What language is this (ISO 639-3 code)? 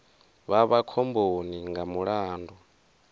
ven